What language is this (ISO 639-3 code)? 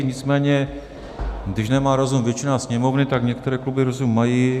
ces